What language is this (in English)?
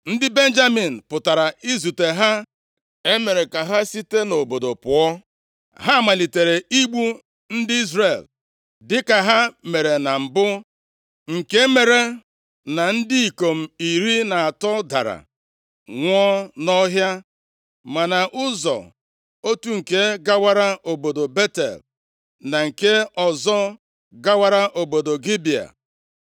Igbo